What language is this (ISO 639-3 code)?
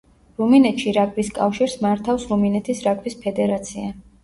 kat